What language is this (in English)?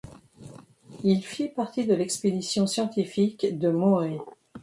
French